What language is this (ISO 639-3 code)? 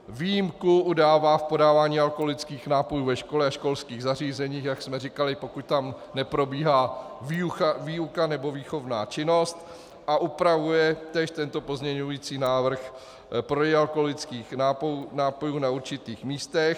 ces